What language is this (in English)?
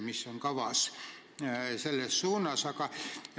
Estonian